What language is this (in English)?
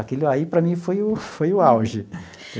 Portuguese